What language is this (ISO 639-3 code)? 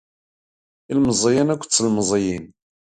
kab